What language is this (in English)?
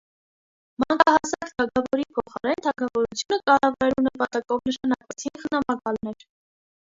Armenian